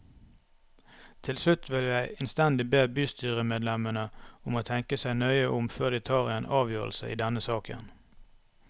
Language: Norwegian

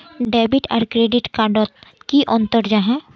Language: Magahi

